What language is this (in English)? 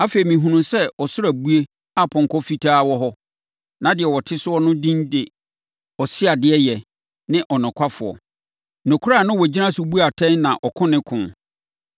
Akan